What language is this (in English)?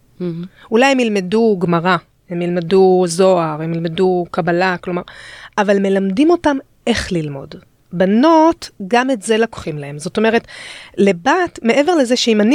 Hebrew